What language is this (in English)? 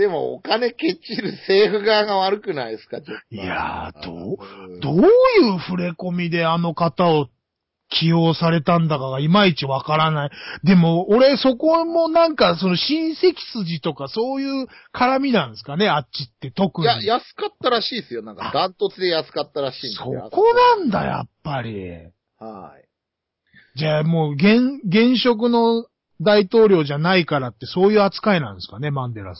Japanese